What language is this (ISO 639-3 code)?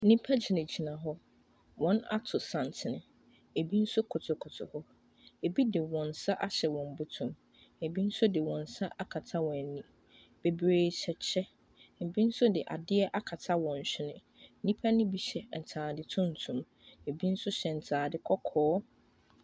aka